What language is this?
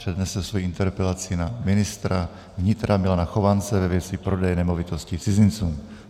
Czech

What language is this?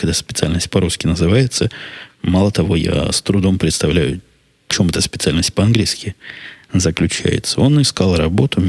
Russian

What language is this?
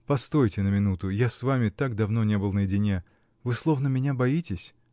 Russian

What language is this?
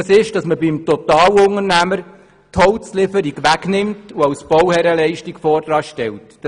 Swiss German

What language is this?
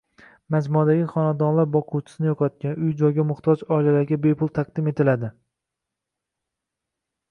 Uzbek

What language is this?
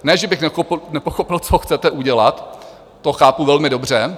Czech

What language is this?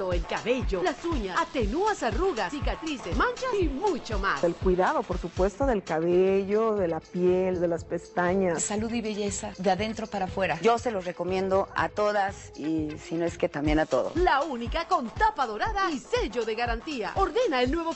Spanish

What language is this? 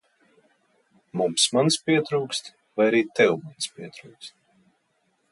Latvian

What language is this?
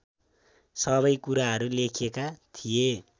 Nepali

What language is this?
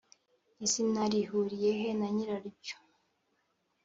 Kinyarwanda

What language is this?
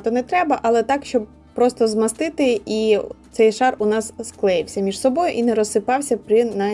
Ukrainian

